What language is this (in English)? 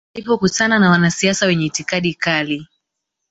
Swahili